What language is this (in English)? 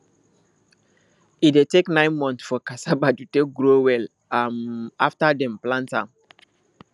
Nigerian Pidgin